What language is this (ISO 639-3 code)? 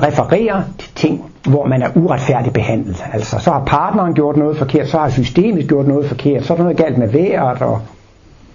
dan